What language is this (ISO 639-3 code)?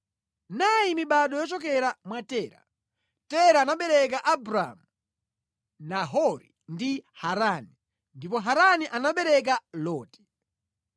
nya